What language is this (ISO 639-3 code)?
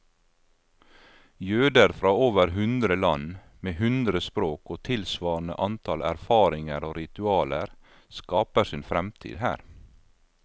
nor